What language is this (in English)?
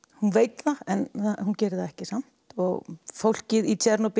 Icelandic